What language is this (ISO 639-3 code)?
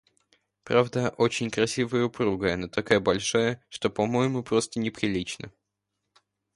rus